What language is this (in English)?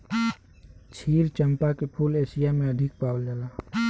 Bhojpuri